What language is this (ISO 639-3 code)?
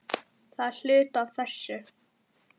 isl